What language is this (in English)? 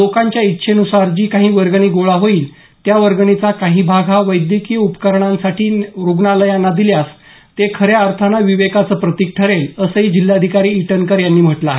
Marathi